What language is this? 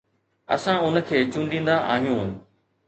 Sindhi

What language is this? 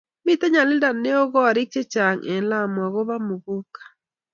Kalenjin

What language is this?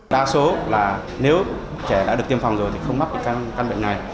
Vietnamese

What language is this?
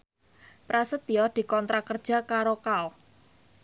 Javanese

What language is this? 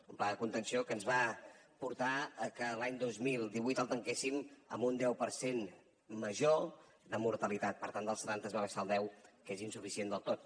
Catalan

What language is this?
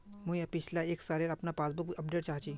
Magahi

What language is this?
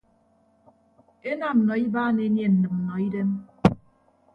Ibibio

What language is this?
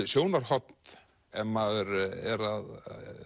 Icelandic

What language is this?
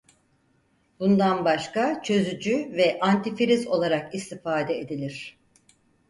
Turkish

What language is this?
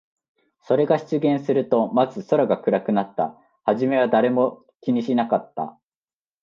Japanese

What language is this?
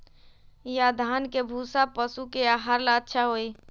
Magahi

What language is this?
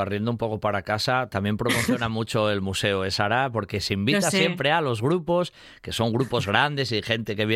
Spanish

